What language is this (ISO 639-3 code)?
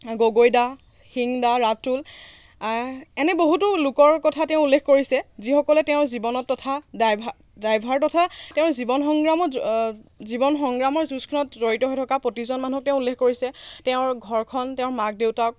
asm